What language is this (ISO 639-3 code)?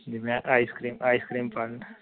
pan